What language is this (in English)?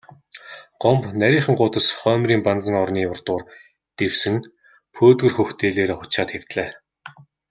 Mongolian